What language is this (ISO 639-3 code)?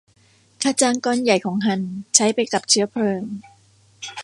tha